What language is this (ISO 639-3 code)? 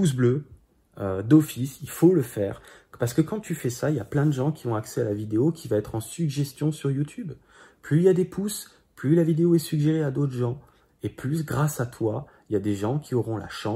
fra